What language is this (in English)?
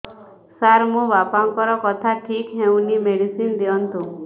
Odia